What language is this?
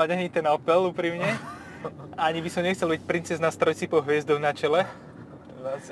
Slovak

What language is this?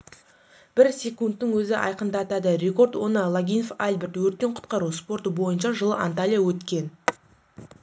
Kazakh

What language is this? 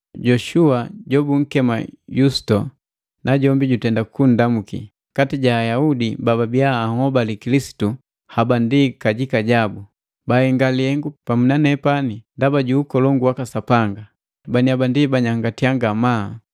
Matengo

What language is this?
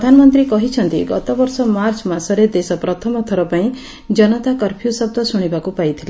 Odia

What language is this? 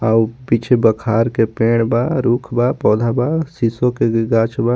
Bhojpuri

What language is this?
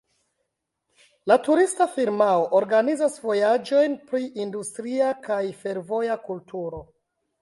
Esperanto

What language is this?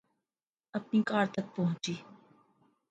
Urdu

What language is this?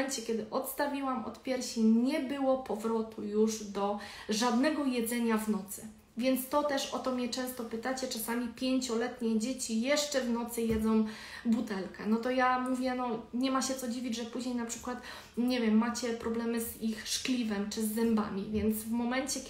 Polish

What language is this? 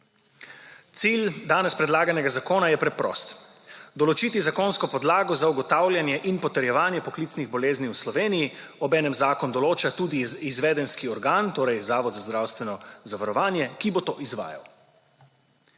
Slovenian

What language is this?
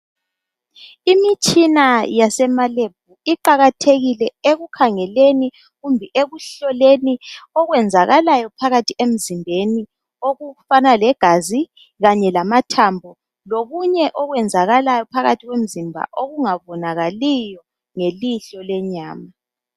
North Ndebele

